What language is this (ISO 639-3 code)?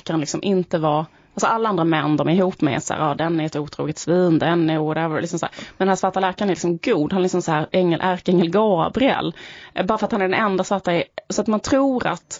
swe